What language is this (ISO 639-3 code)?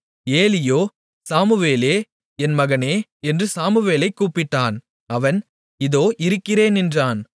tam